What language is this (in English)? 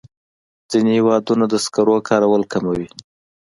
Pashto